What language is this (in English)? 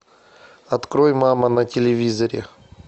Russian